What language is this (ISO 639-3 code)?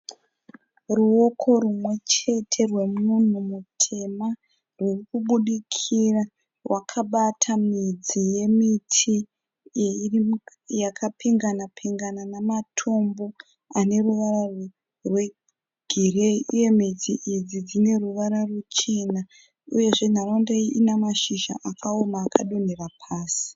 sna